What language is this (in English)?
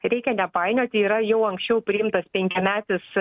Lithuanian